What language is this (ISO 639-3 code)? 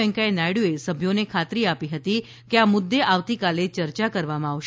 guj